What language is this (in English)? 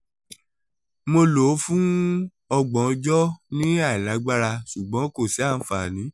Yoruba